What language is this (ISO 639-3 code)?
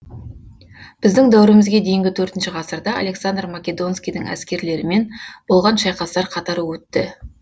kaz